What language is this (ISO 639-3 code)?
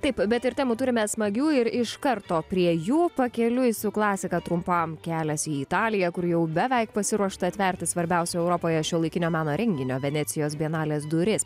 lit